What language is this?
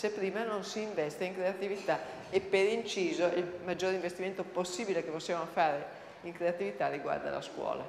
Italian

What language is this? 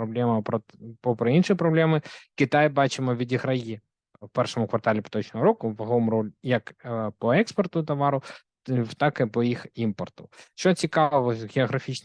Ukrainian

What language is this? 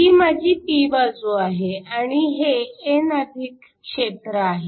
Marathi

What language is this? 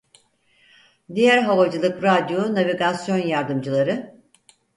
Turkish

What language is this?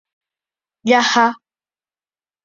Guarani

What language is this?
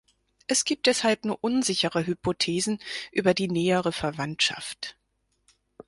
German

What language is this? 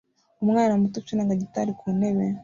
Kinyarwanda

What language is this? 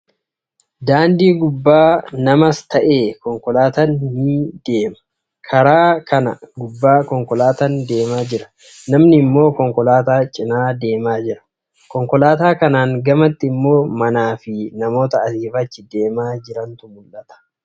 Oromo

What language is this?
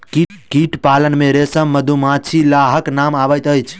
Maithili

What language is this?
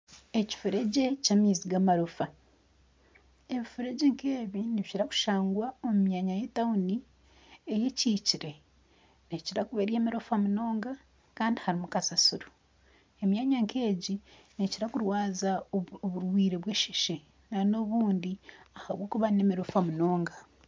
Nyankole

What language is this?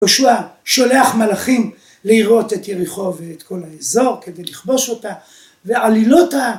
Hebrew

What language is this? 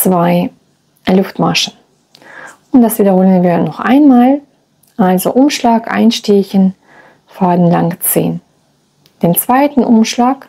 German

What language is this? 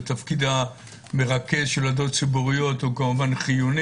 Hebrew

